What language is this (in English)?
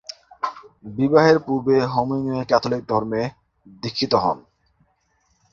Bangla